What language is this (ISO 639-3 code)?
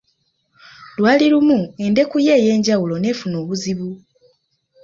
lug